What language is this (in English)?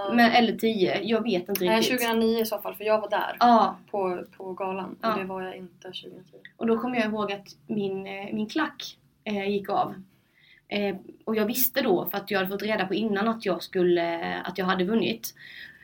Swedish